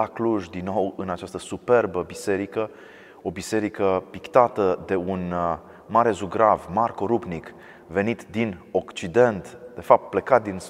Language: Romanian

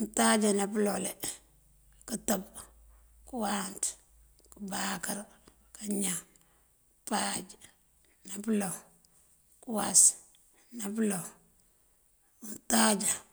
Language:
Mandjak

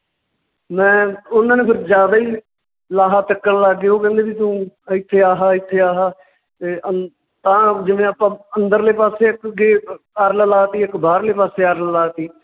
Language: Punjabi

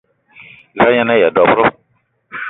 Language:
Eton (Cameroon)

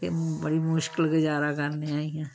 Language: Dogri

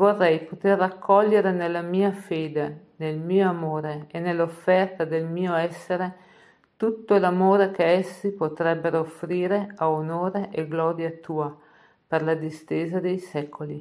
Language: Italian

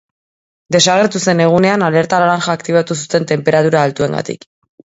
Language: Basque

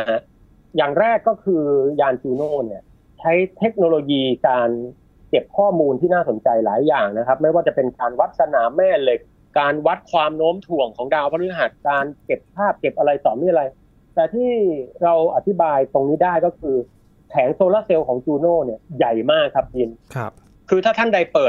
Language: Thai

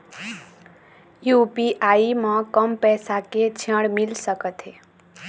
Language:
Chhattisgarhi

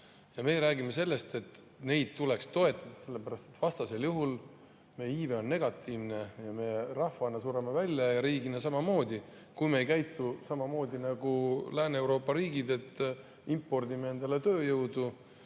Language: Estonian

